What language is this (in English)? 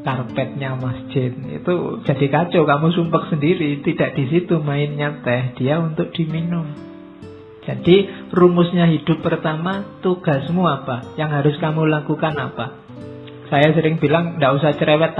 Indonesian